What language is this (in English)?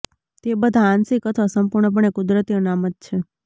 Gujarati